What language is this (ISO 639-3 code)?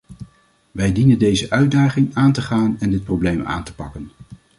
nld